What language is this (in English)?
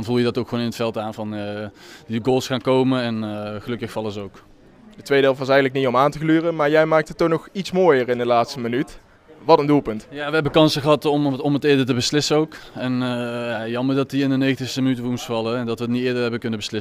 Dutch